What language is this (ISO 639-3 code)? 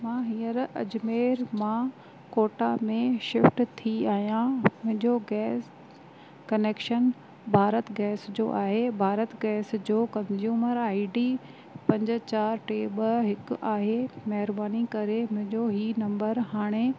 snd